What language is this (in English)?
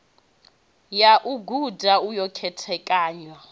Venda